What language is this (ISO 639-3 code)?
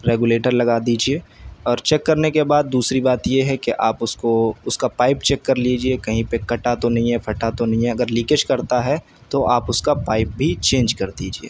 urd